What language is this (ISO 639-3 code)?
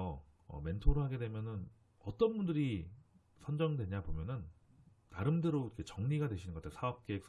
kor